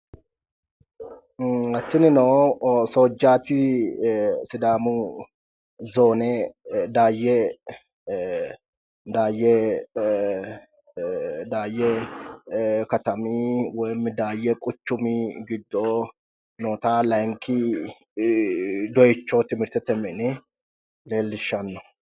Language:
Sidamo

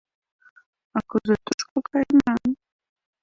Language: Mari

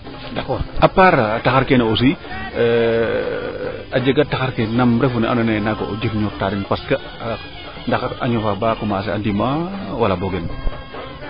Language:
Serer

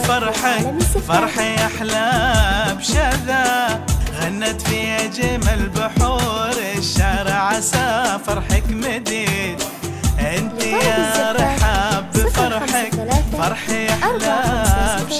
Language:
Arabic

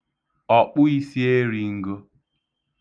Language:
Igbo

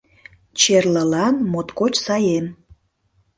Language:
Mari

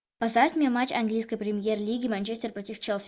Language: Russian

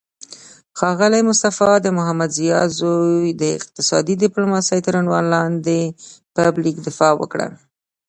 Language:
Pashto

